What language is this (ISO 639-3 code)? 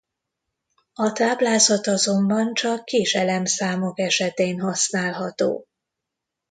hun